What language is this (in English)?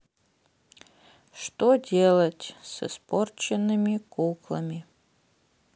Russian